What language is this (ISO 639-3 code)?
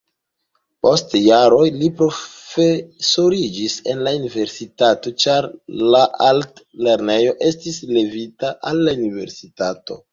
epo